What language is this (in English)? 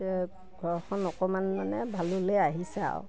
Assamese